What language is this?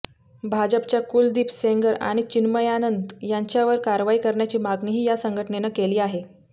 Marathi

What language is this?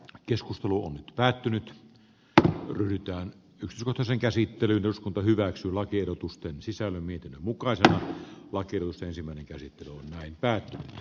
Finnish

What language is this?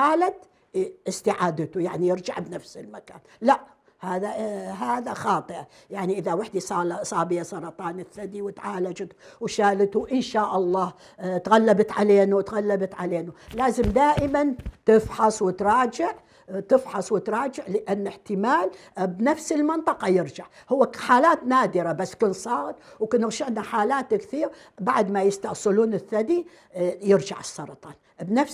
Arabic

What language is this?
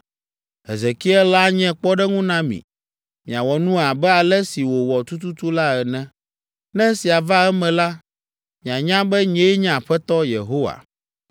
Ewe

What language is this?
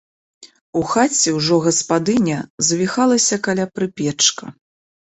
Belarusian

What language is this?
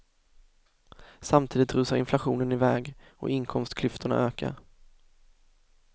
Swedish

